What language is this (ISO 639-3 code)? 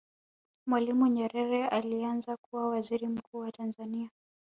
swa